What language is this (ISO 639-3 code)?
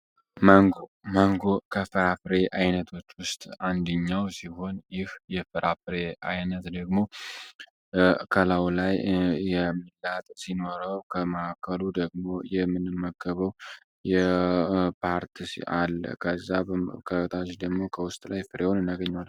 amh